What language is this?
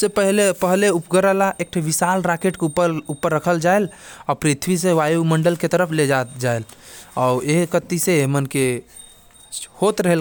Korwa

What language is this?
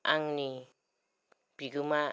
Bodo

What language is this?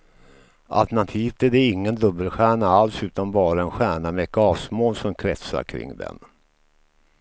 Swedish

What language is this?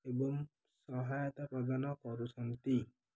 Odia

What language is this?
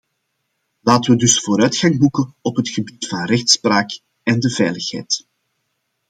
Dutch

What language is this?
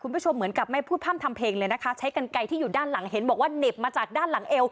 Thai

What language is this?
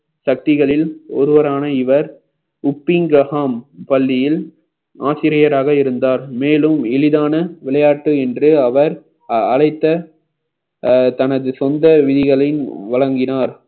Tamil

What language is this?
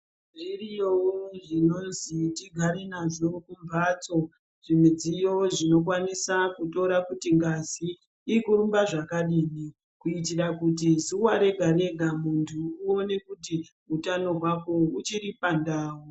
Ndau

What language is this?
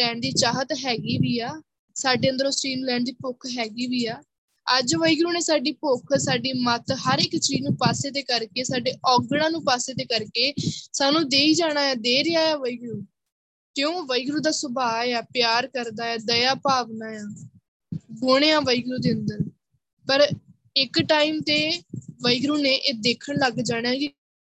Punjabi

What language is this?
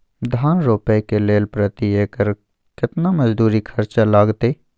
Maithili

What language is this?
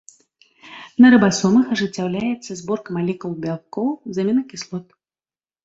Belarusian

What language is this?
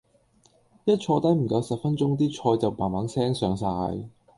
Cantonese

